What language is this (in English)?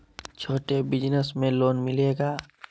Magahi